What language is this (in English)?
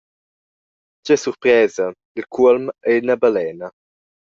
Romansh